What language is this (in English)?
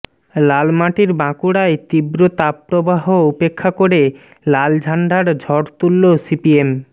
Bangla